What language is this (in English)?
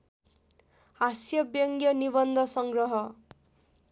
Nepali